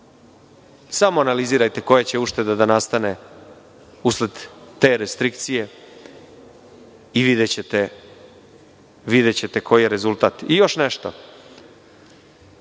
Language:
Serbian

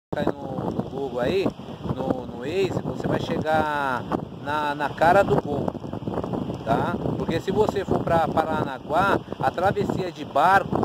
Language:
Portuguese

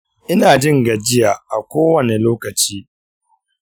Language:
Hausa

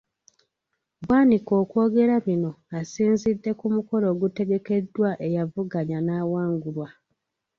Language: Ganda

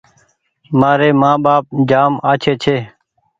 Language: Goaria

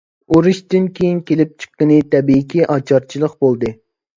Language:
Uyghur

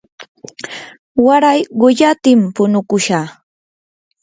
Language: Yanahuanca Pasco Quechua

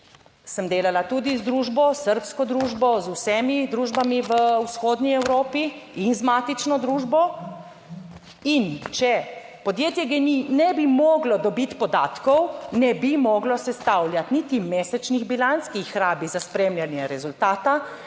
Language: Slovenian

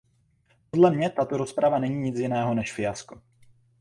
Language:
Czech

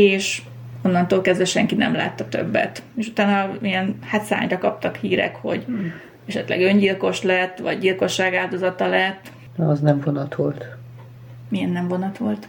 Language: Hungarian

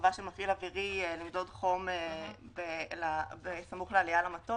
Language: Hebrew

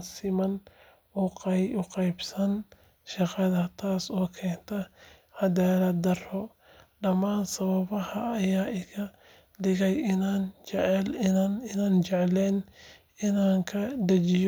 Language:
Somali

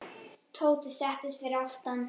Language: Icelandic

